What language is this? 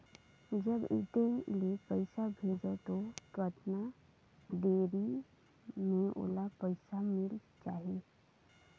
Chhattisgarhi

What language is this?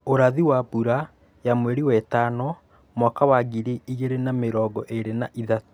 Kikuyu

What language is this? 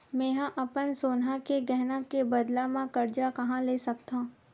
Chhattisgarhi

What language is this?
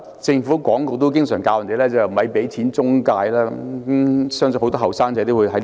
Cantonese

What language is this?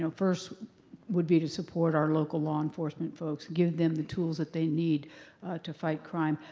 English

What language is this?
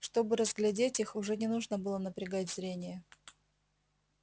Russian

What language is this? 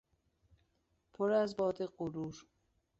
Persian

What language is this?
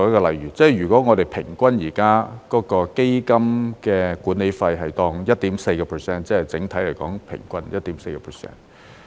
Cantonese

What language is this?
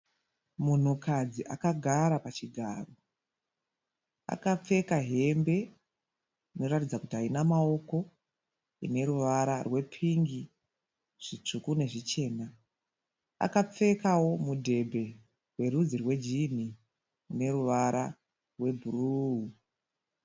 Shona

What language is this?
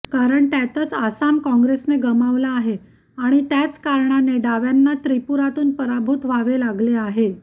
Marathi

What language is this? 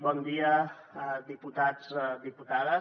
Catalan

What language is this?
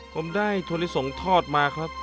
Thai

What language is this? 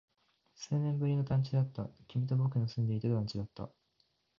Japanese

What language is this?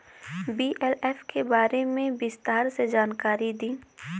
Bhojpuri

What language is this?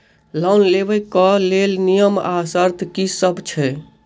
Maithili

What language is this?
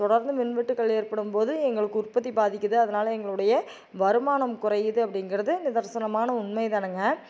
Tamil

